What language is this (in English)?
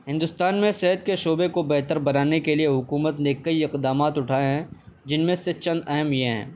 Urdu